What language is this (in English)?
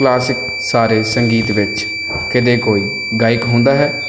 Punjabi